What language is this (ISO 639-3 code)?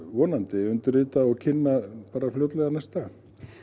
isl